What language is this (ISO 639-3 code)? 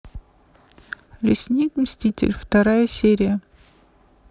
rus